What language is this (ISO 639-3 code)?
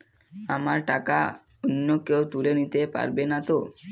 ben